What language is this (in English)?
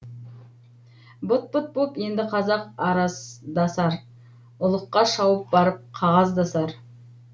Kazakh